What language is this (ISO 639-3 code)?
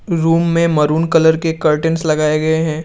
hin